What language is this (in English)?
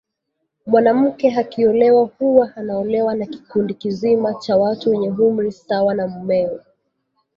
Swahili